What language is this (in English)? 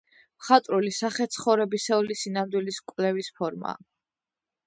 Georgian